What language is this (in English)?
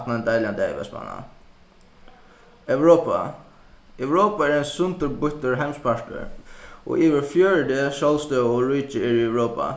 Faroese